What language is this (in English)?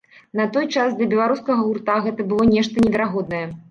Belarusian